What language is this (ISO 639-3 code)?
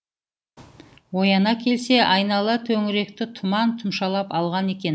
kaz